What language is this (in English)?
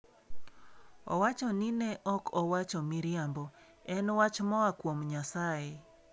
Luo (Kenya and Tanzania)